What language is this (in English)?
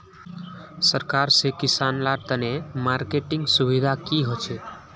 Magahi